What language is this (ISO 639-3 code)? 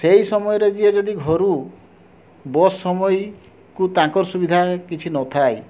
ori